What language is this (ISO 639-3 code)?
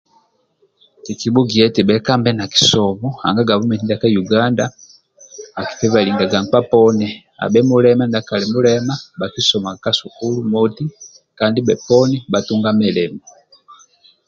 rwm